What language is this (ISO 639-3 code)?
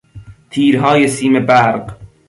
fas